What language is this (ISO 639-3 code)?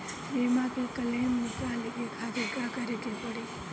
bho